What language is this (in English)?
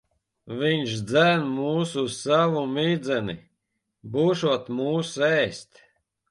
Latvian